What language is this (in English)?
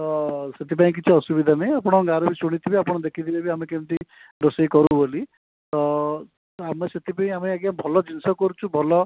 Odia